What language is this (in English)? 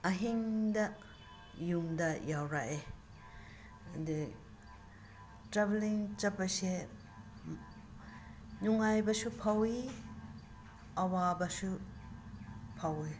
Manipuri